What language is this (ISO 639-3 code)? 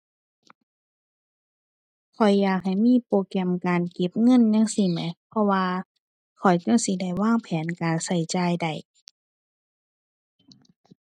tha